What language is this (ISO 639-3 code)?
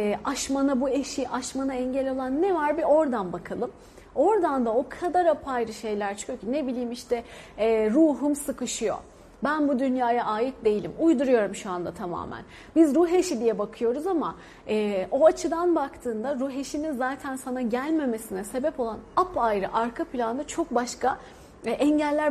tur